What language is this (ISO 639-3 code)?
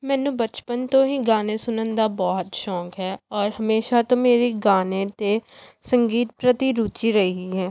pan